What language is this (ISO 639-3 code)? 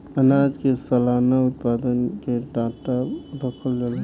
bho